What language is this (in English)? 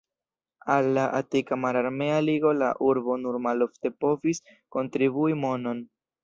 Esperanto